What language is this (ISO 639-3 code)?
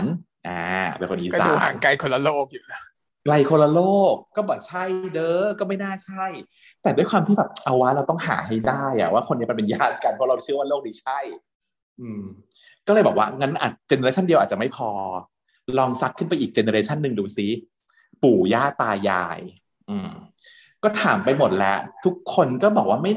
tha